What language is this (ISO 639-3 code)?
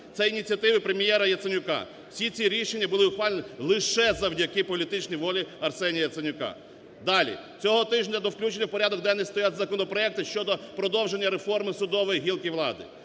ukr